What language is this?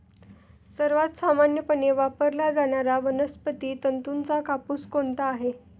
Marathi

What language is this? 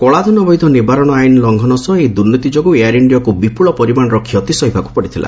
Odia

